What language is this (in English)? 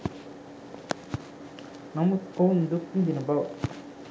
Sinhala